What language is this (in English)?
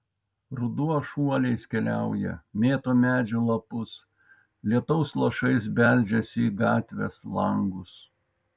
Lithuanian